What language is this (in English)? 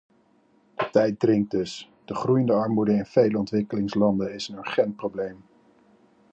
Dutch